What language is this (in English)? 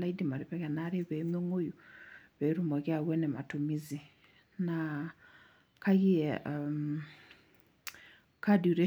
Masai